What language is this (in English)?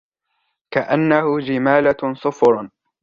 Arabic